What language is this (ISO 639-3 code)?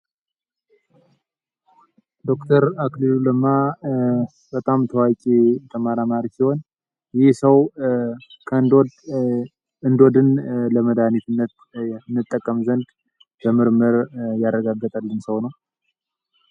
amh